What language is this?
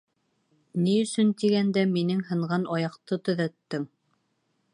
Bashkir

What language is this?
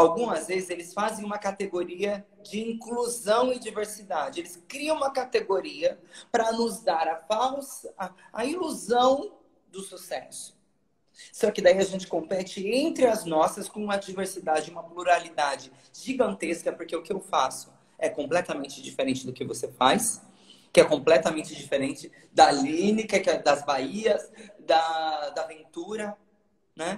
Portuguese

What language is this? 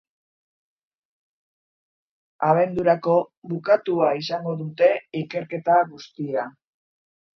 Basque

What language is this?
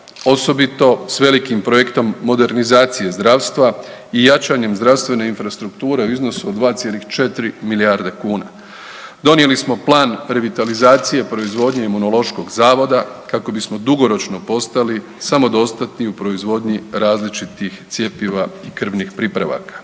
Croatian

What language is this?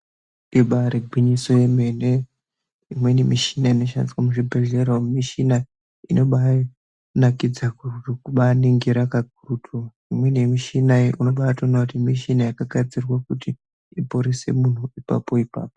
Ndau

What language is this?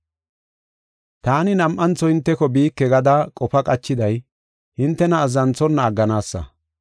Gofa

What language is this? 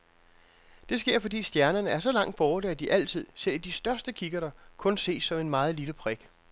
Danish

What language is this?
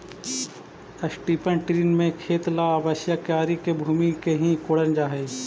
Magahi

